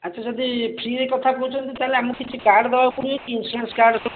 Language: Odia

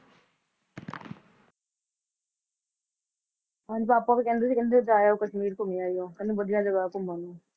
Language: Punjabi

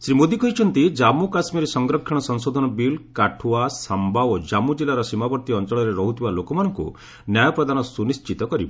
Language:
Odia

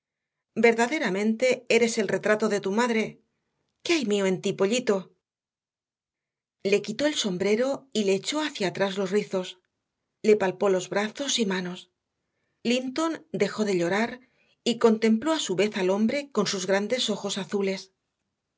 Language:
Spanish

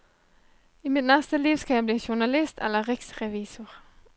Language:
Norwegian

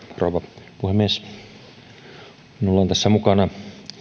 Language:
Finnish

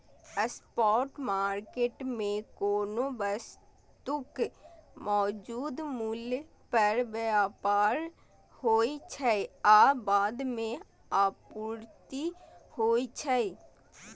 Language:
Maithili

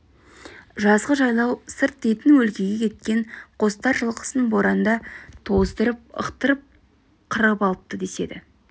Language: Kazakh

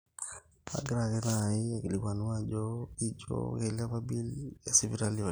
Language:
Masai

